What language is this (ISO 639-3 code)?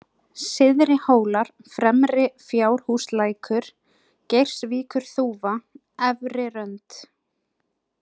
isl